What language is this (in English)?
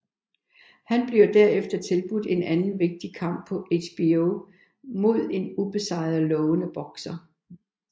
Danish